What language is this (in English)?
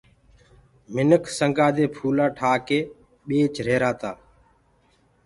Gurgula